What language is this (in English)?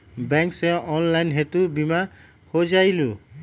Magahi